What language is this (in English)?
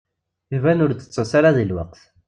Kabyle